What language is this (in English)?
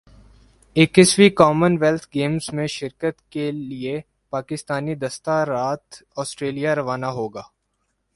Urdu